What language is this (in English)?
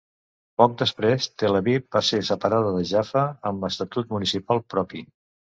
Catalan